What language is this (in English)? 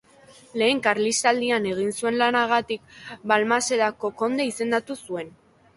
Basque